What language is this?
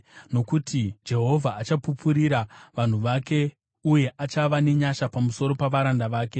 Shona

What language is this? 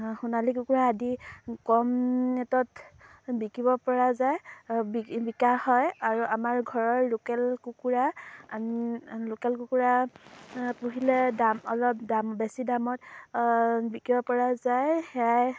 Assamese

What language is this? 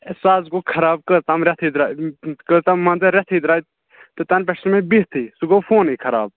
Kashmiri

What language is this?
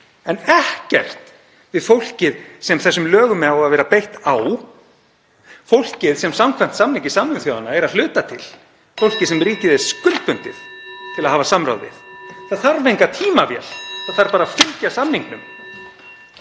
Icelandic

